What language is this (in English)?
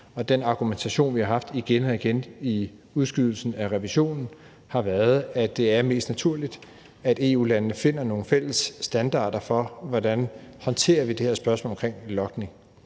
Danish